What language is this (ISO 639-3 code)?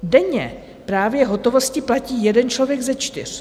ces